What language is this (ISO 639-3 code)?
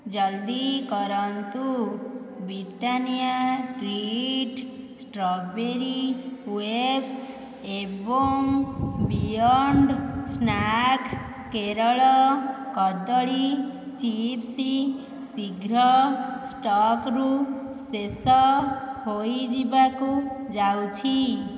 ori